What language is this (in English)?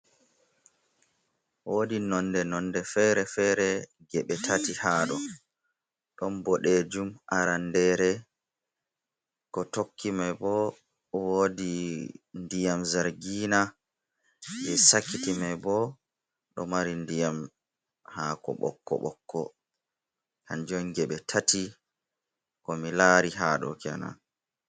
Fula